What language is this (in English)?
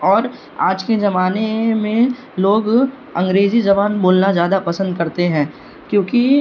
Urdu